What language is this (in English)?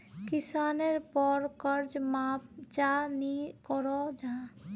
Magahi